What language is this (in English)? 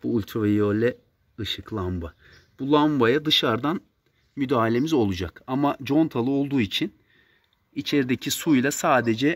Turkish